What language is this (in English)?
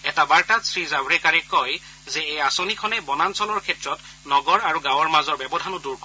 Assamese